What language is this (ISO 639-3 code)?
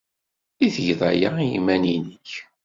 kab